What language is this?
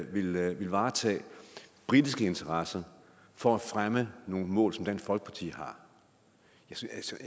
Danish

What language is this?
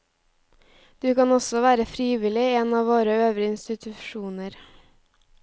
Norwegian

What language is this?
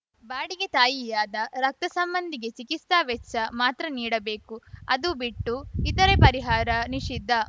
Kannada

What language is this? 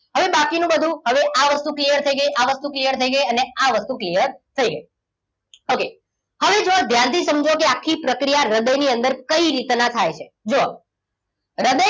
Gujarati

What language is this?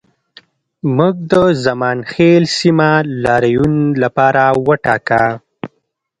Pashto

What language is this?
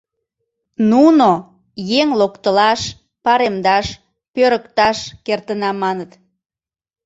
Mari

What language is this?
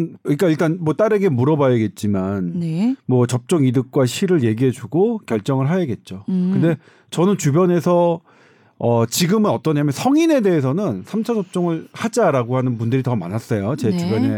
Korean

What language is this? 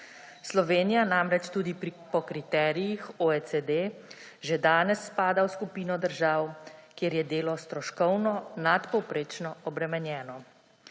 Slovenian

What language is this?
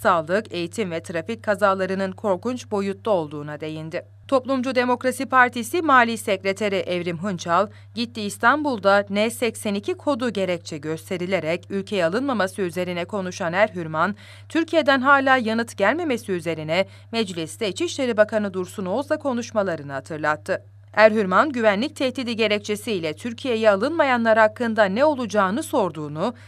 Turkish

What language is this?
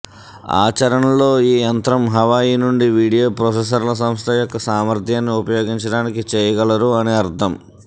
Telugu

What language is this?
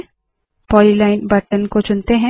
Hindi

